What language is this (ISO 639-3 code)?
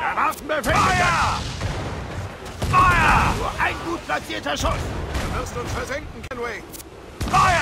deu